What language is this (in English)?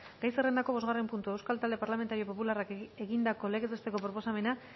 Basque